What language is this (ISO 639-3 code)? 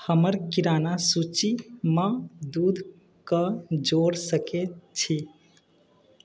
mai